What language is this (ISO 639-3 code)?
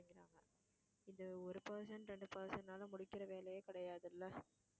tam